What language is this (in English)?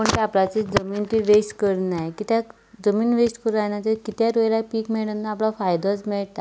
Konkani